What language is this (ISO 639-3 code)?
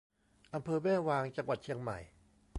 tha